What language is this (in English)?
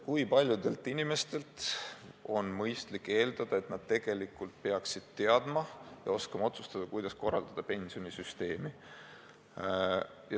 Estonian